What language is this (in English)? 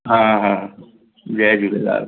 Sindhi